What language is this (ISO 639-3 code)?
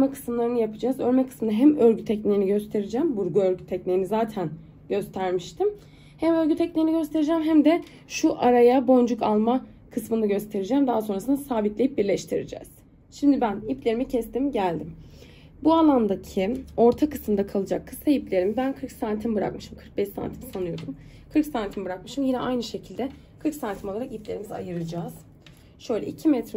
tur